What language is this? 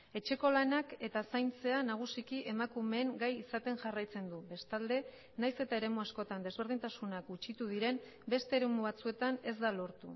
Basque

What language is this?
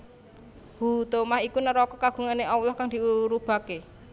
Javanese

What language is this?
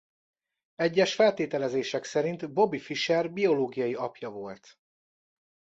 Hungarian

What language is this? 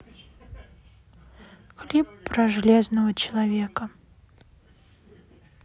Russian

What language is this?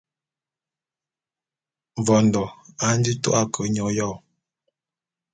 Bulu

